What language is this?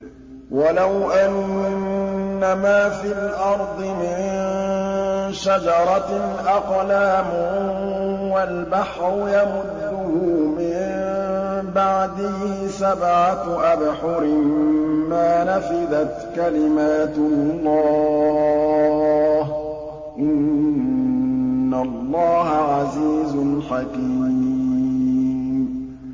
Arabic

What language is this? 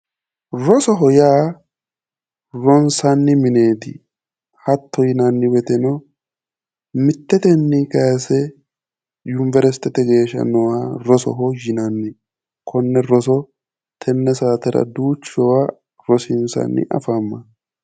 Sidamo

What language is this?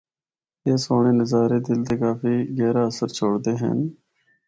Northern Hindko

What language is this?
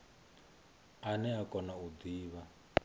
Venda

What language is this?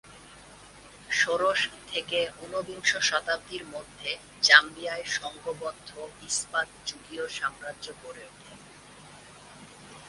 Bangla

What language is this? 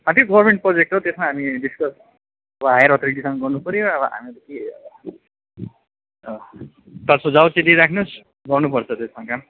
Nepali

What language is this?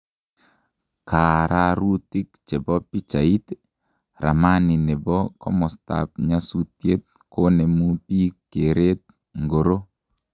Kalenjin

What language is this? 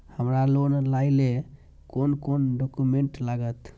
Maithili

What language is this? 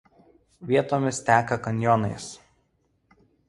Lithuanian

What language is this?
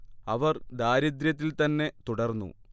Malayalam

